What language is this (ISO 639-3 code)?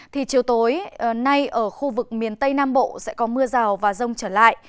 vie